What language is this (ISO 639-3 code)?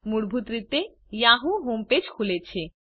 guj